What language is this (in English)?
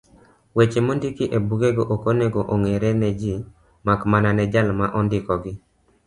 Luo (Kenya and Tanzania)